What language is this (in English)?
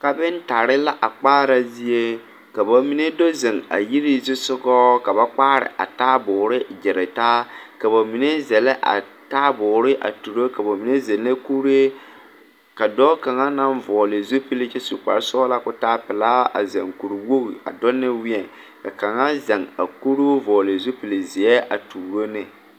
Southern Dagaare